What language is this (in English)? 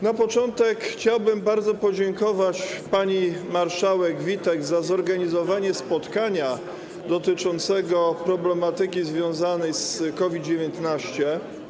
Polish